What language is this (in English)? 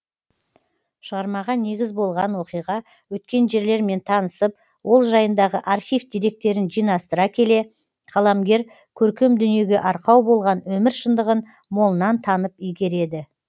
Kazakh